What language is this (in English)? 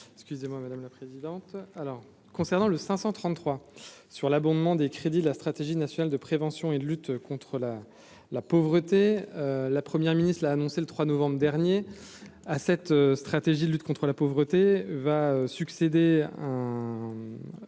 French